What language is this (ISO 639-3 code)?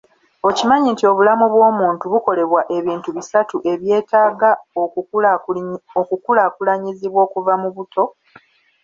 lug